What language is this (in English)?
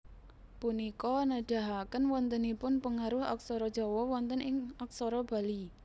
Javanese